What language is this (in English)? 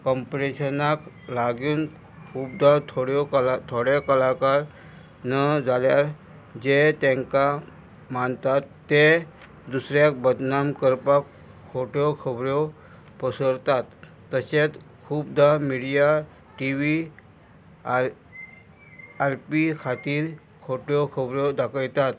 Konkani